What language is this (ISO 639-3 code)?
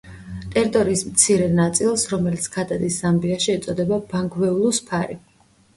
kat